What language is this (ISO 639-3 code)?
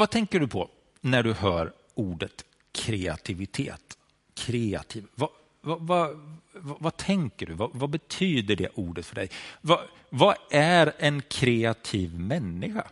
swe